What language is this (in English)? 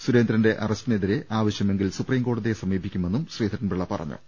Malayalam